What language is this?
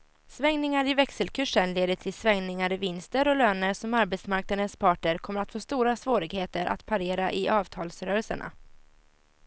Swedish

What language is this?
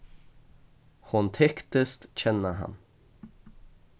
Faroese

